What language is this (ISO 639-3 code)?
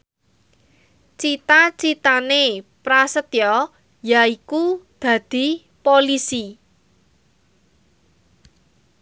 jav